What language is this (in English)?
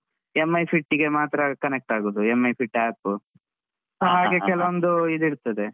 Kannada